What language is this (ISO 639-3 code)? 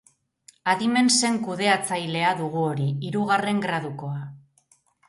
eus